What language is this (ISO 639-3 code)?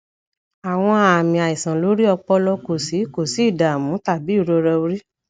yor